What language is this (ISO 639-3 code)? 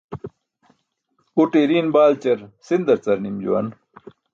bsk